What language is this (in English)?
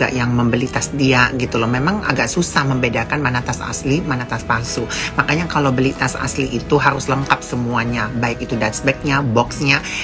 Indonesian